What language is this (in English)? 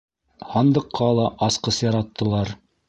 Bashkir